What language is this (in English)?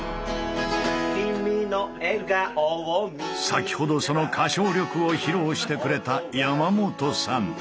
Japanese